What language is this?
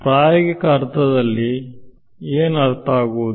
Kannada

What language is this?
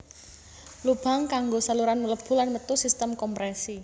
Javanese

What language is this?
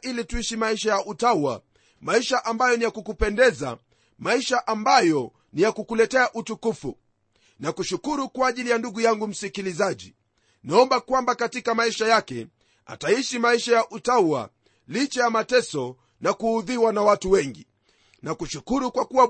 Swahili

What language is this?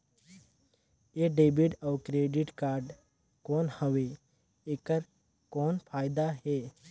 Chhattisgarhi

